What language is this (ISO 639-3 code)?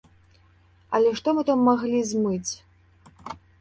bel